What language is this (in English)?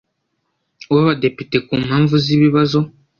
Kinyarwanda